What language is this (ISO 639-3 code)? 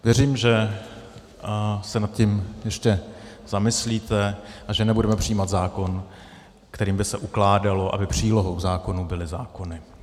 ces